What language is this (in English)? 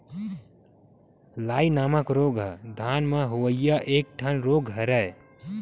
Chhattisgarhi